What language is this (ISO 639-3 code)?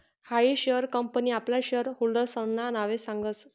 mar